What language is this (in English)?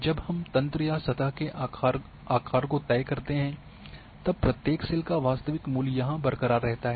Hindi